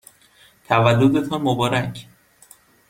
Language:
Persian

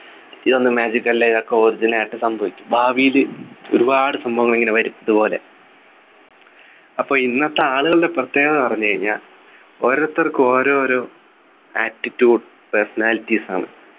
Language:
Malayalam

